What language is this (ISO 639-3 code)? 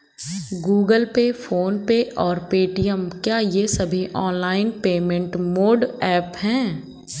hin